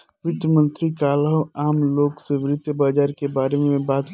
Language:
Bhojpuri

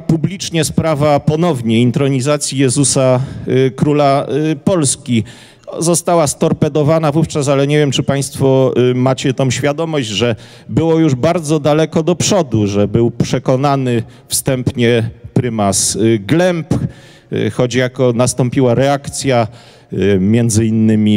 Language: Polish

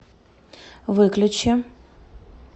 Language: Russian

